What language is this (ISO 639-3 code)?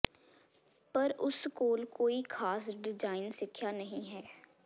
pan